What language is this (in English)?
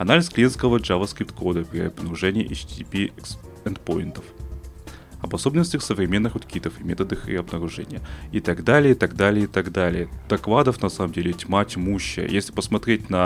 Russian